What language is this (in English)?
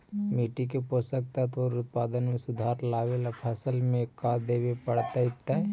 Magahi